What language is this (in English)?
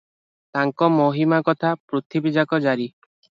Odia